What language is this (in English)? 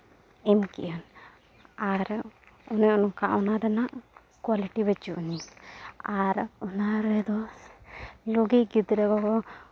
Santali